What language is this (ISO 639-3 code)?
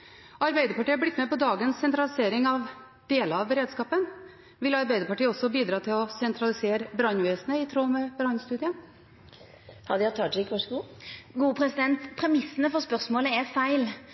nor